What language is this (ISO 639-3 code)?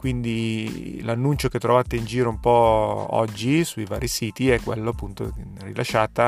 ita